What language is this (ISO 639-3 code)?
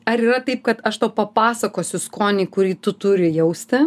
lit